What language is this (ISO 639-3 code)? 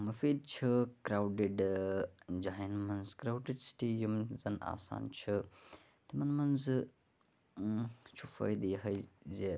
kas